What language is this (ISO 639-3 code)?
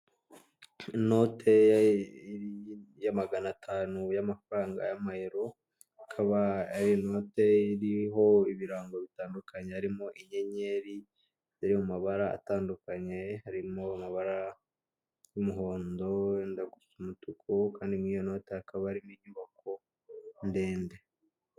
kin